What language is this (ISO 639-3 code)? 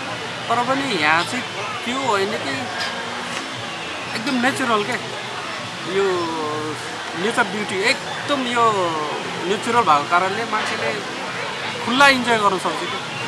ind